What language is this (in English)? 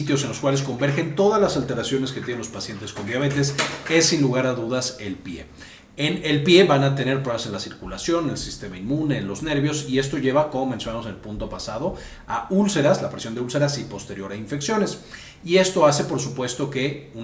Spanish